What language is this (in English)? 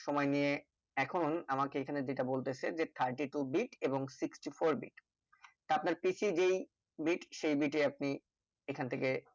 Bangla